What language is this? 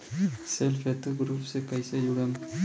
Bhojpuri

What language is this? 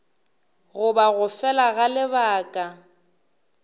Northern Sotho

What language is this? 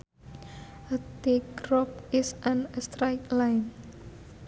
Sundanese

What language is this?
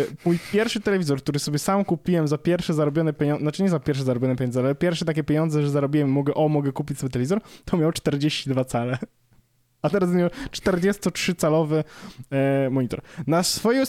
Polish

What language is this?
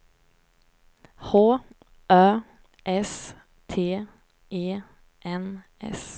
Swedish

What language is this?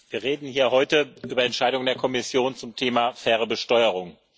German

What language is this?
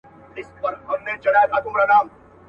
Pashto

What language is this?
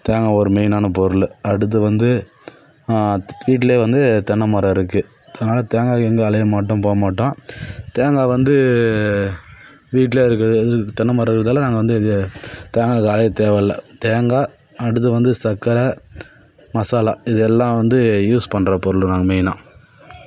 Tamil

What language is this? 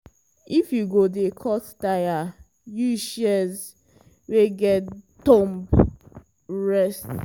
Nigerian Pidgin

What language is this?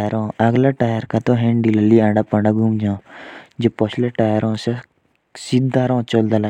Jaunsari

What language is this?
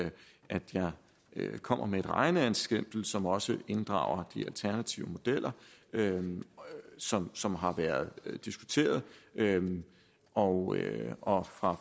Danish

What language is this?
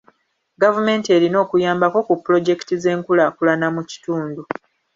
Ganda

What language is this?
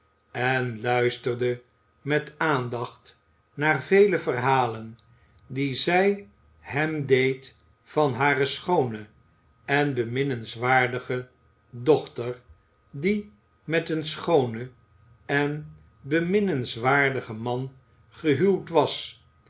Dutch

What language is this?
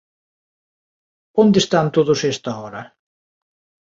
Galician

